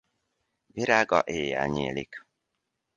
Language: Hungarian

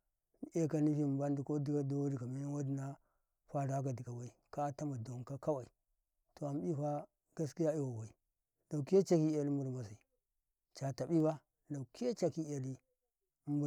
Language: Karekare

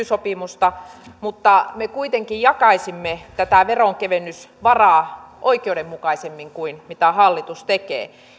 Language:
Finnish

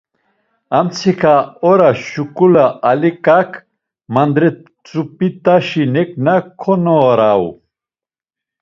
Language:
Laz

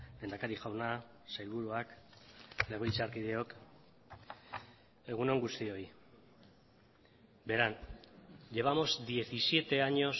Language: Basque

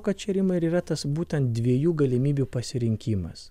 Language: Lithuanian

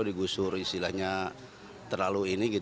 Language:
Indonesian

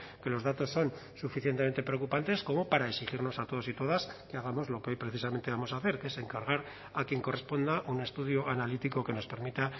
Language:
Spanish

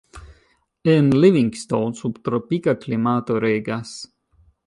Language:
Esperanto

